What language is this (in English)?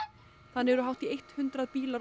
Icelandic